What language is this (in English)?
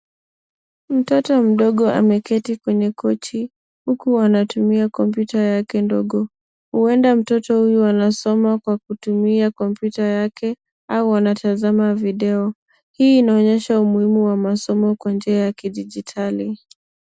Swahili